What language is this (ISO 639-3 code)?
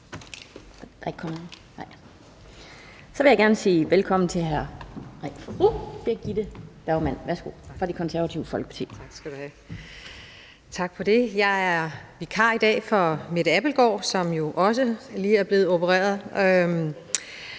dan